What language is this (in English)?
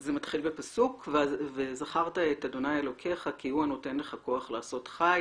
Hebrew